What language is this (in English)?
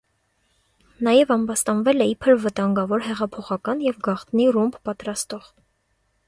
Armenian